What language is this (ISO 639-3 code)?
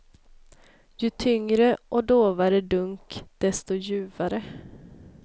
swe